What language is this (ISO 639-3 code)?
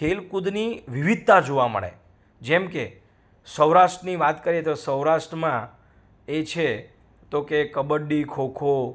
guj